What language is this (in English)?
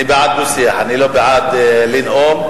Hebrew